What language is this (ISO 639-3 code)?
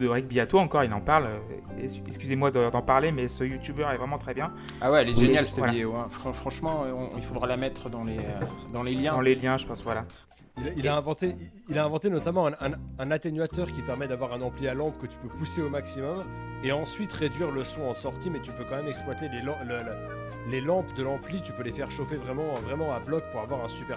fra